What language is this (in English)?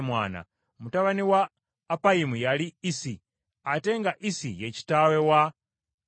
Ganda